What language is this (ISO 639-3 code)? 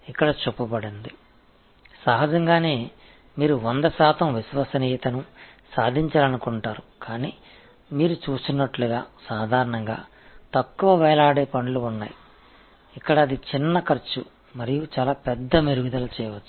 tam